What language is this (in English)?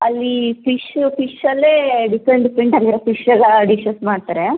Kannada